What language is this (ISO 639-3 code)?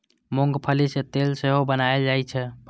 mai